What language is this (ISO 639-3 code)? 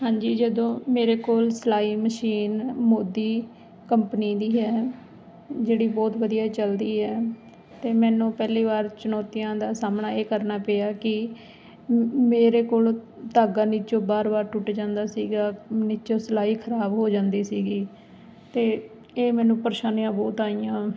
pan